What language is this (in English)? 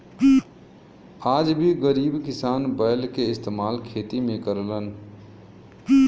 Bhojpuri